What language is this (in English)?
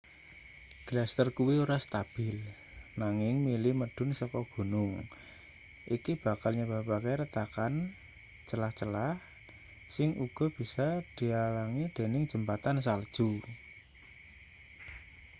Javanese